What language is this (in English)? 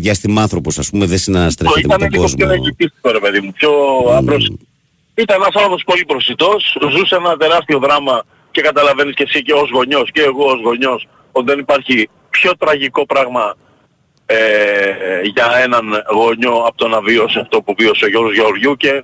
Greek